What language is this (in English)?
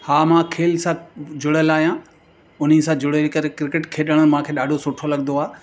Sindhi